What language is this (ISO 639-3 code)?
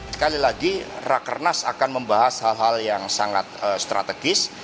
ind